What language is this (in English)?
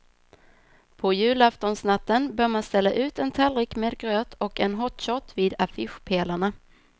Swedish